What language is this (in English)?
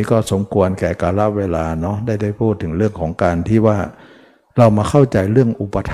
Thai